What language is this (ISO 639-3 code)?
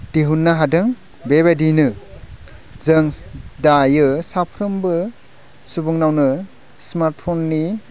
brx